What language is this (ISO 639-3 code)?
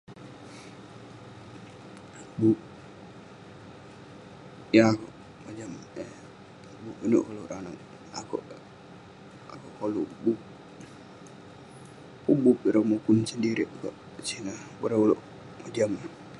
pne